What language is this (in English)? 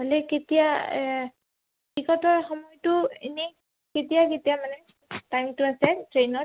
Assamese